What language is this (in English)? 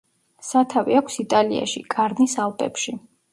Georgian